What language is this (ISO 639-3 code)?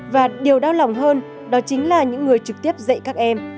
vie